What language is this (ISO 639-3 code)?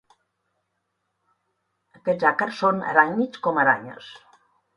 cat